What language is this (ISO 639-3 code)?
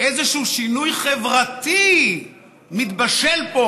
heb